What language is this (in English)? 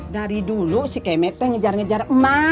Indonesian